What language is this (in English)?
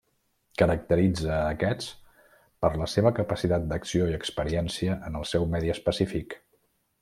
Catalan